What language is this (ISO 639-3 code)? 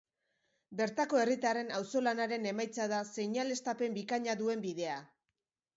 eus